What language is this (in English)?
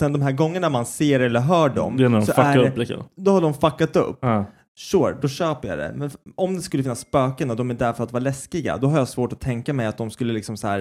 Swedish